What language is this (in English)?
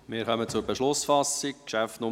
Swiss German